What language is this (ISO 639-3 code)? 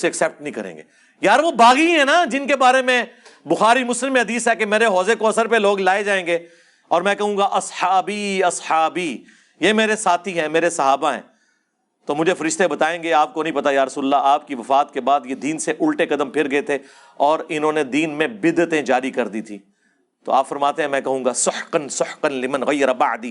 urd